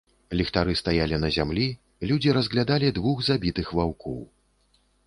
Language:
Belarusian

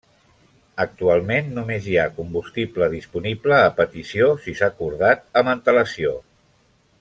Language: Catalan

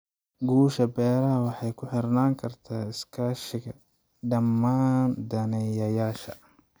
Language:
Somali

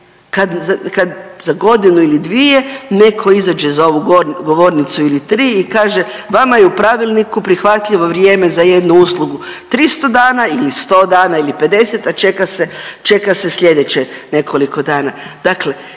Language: Croatian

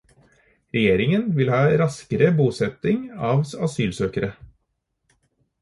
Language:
Norwegian Bokmål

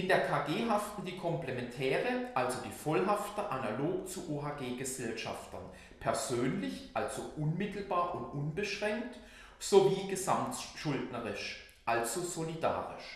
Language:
German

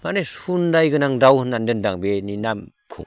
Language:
Bodo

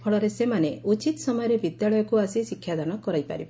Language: Odia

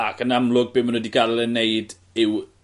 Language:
Welsh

